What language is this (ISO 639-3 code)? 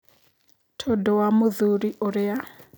kik